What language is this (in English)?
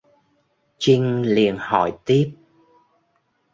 Vietnamese